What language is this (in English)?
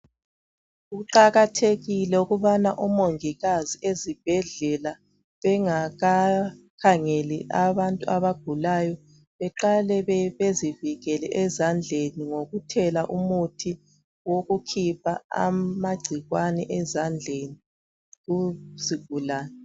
North Ndebele